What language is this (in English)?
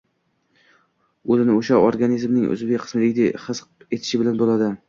Uzbek